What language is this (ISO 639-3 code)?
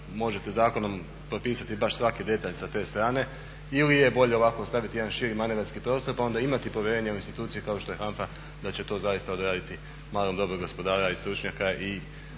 hrv